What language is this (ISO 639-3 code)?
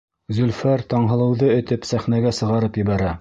bak